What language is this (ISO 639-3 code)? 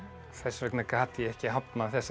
isl